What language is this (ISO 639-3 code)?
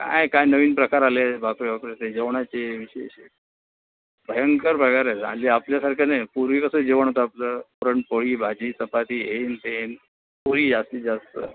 mar